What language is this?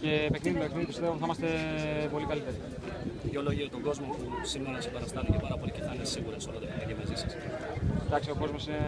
Greek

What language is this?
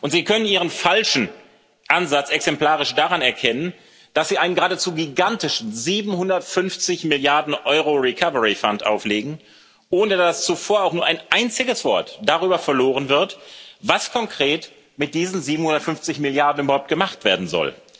German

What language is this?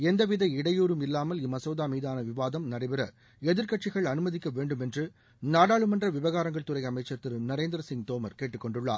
Tamil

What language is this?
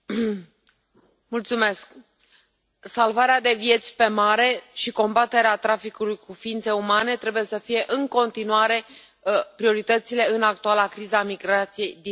Romanian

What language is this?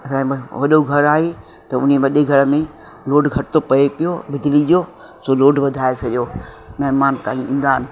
Sindhi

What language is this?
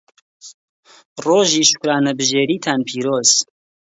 Central Kurdish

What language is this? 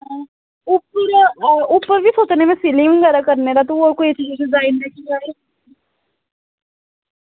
Dogri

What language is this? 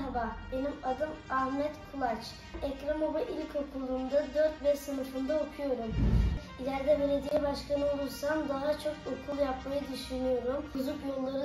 Turkish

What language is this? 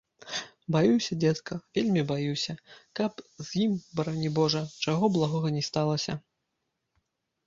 Belarusian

